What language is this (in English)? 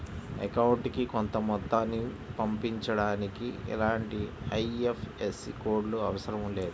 Telugu